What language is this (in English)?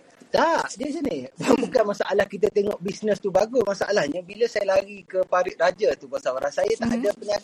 Malay